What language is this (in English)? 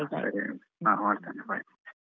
Kannada